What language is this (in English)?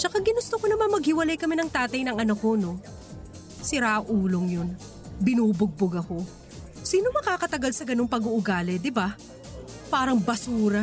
Filipino